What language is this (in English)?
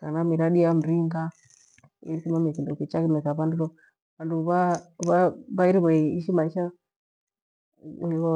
Gweno